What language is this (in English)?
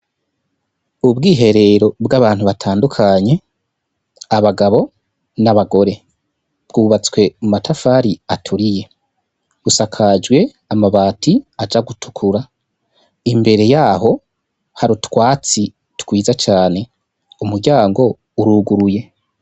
Rundi